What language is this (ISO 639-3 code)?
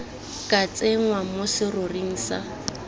tsn